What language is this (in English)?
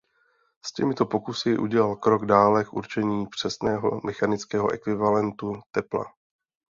Czech